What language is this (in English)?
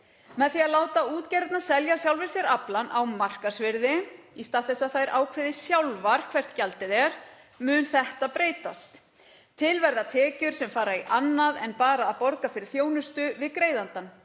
Icelandic